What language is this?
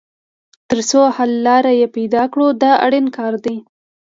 Pashto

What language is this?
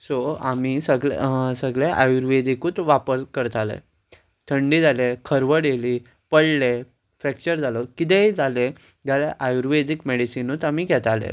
Konkani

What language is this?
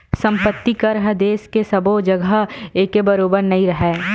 Chhattisgarhi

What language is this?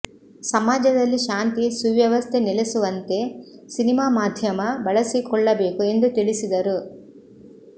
Kannada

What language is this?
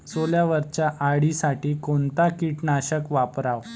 Marathi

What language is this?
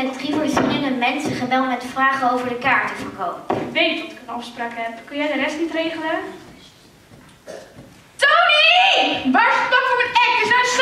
Dutch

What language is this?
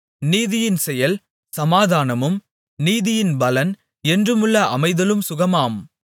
Tamil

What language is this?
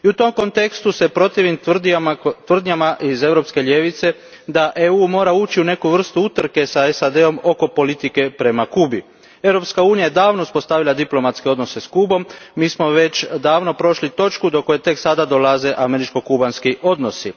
Croatian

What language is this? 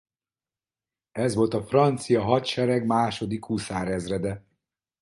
Hungarian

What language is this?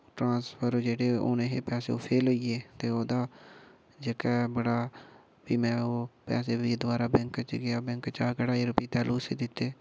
Dogri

